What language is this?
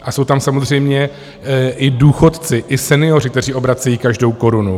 Czech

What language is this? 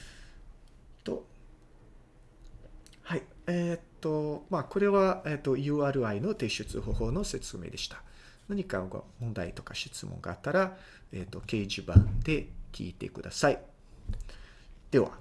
Japanese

